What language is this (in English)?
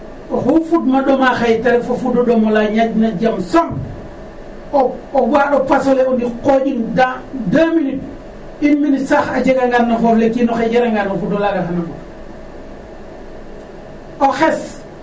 Serer